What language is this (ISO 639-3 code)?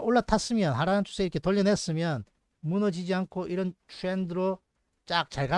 kor